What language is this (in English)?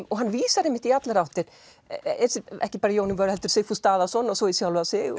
Icelandic